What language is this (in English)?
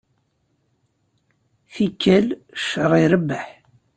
Kabyle